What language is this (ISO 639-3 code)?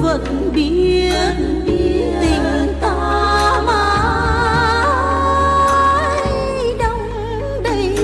vie